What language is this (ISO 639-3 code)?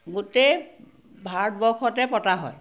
asm